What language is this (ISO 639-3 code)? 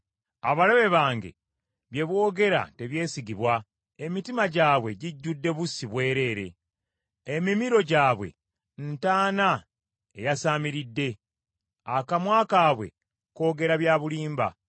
lug